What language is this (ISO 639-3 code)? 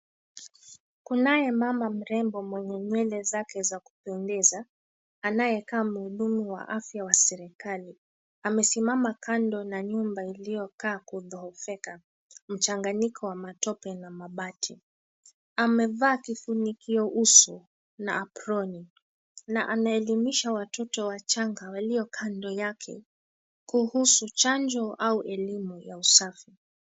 swa